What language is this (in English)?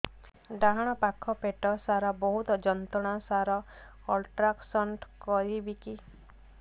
Odia